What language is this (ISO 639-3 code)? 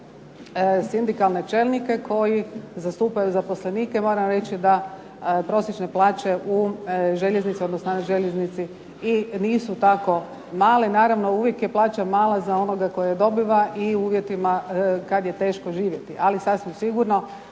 hrv